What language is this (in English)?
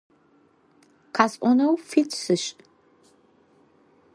Adyghe